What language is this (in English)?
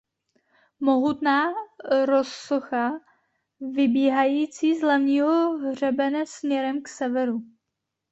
Czech